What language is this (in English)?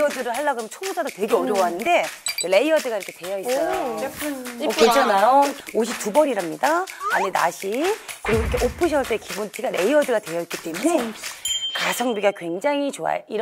Korean